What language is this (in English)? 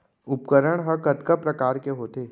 Chhattisgarhi